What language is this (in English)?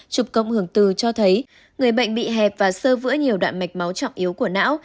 Vietnamese